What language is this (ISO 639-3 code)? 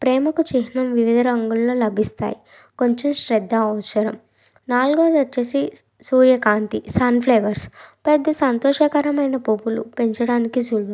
tel